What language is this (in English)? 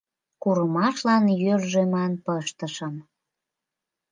Mari